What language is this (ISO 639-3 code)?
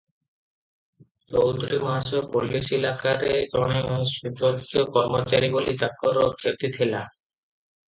ori